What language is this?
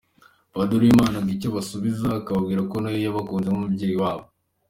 Kinyarwanda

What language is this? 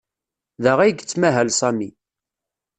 Kabyle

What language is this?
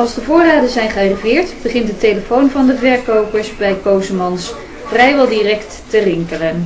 Dutch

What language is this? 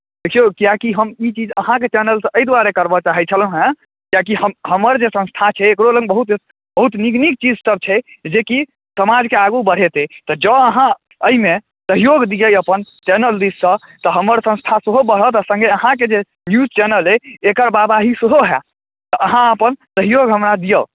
Maithili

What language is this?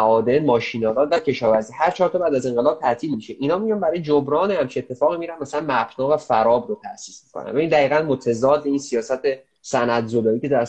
Persian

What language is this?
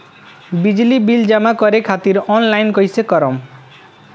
Bhojpuri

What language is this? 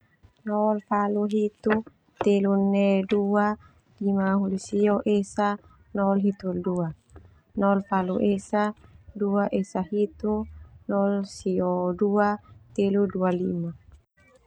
Termanu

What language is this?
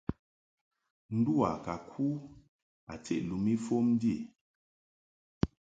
Mungaka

